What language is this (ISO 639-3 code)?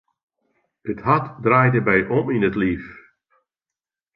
fry